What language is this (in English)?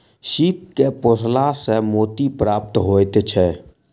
Maithili